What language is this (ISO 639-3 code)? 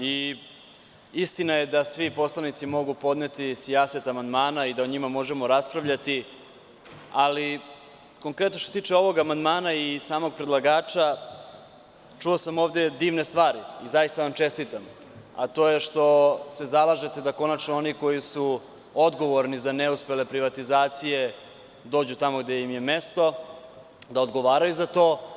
srp